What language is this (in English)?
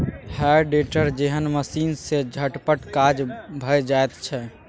Maithili